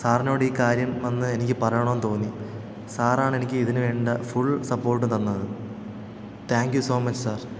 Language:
Malayalam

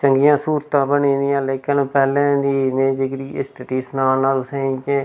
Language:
Dogri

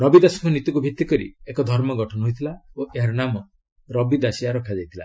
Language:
Odia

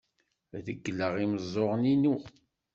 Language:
Kabyle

